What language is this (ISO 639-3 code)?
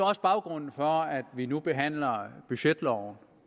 dan